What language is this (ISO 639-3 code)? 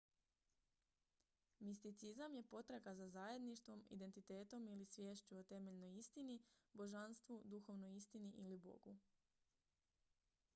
hrv